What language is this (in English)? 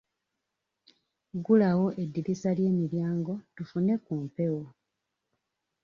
Ganda